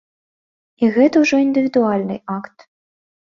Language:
Belarusian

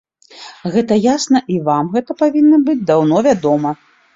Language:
Belarusian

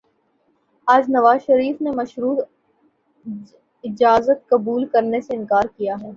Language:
Urdu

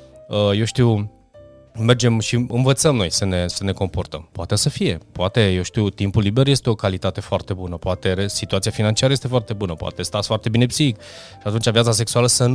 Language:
Romanian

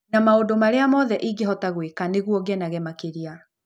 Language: Kikuyu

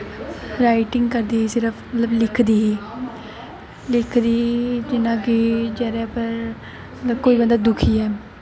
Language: Dogri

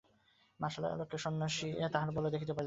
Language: Bangla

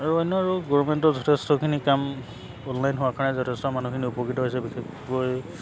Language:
Assamese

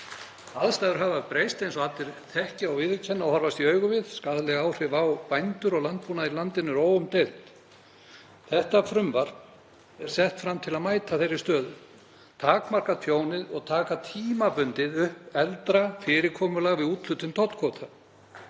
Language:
Icelandic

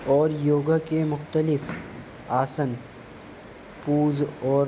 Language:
Urdu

